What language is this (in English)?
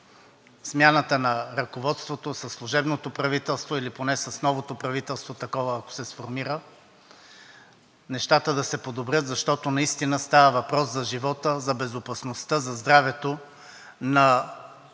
Bulgarian